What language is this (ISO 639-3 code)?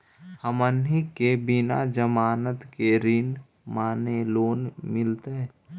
mag